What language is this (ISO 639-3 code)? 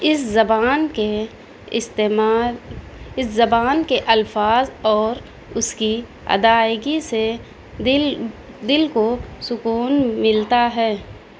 urd